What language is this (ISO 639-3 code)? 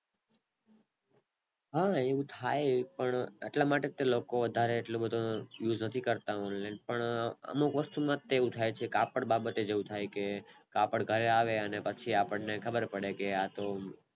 guj